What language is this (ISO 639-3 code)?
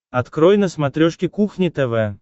rus